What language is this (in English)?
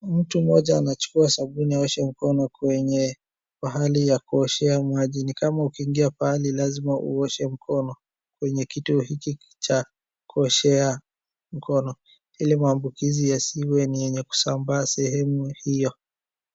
Swahili